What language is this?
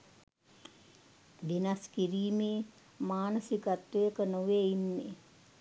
Sinhala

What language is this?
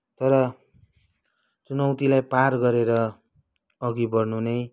Nepali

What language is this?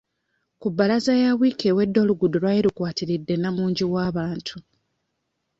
Ganda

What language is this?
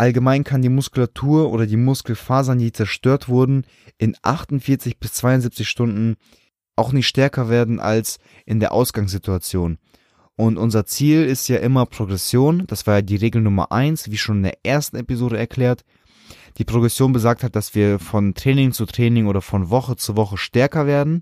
German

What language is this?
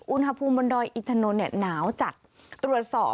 Thai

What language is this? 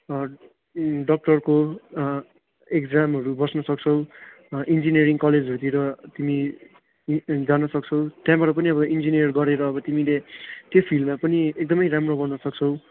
Nepali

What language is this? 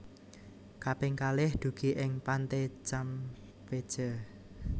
Javanese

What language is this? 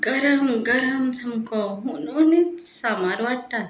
Konkani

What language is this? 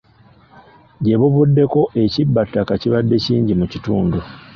Ganda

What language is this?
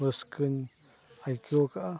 Santali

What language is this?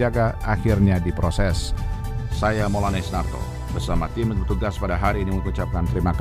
Indonesian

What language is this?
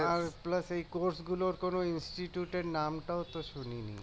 Bangla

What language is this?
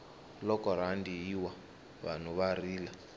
Tsonga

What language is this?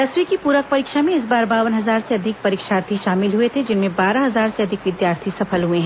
Hindi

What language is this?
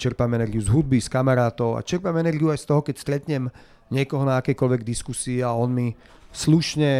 Slovak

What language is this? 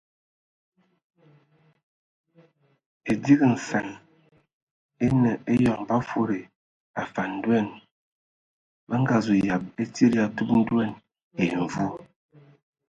Ewondo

